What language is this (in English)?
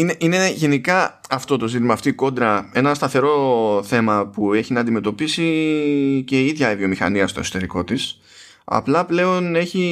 Greek